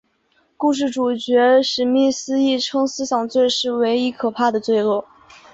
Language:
Chinese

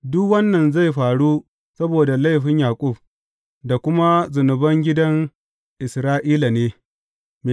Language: Hausa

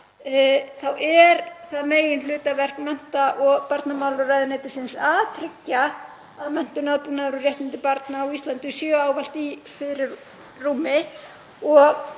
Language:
Icelandic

